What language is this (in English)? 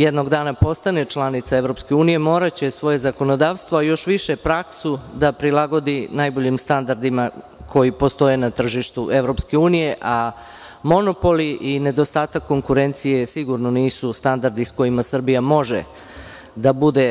Serbian